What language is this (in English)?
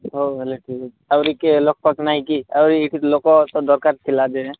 Odia